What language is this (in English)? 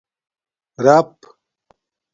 Domaaki